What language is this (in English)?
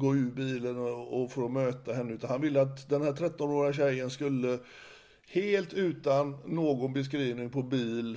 Swedish